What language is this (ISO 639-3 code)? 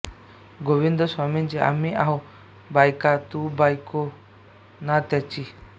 mar